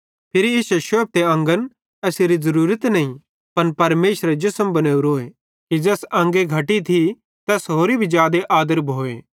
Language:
Bhadrawahi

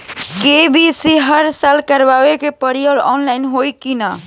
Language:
Bhojpuri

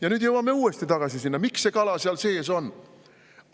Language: Estonian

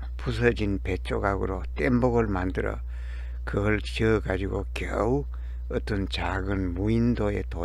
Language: Korean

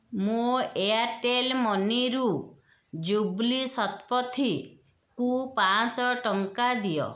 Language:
Odia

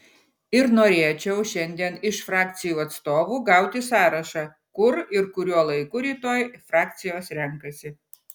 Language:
Lithuanian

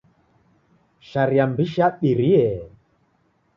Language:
Taita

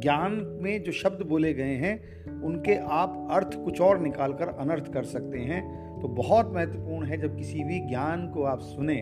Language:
Hindi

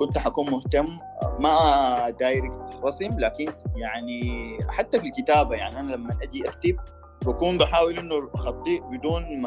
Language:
Arabic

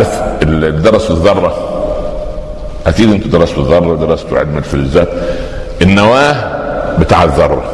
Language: Arabic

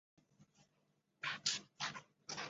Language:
Chinese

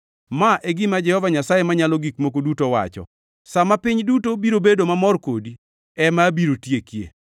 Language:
Luo (Kenya and Tanzania)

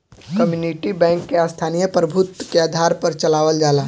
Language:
Bhojpuri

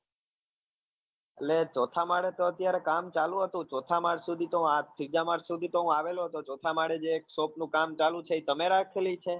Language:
Gujarati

